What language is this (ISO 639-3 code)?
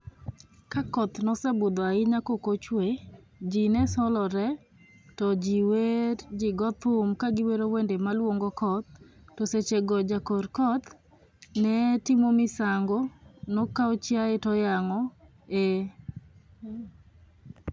luo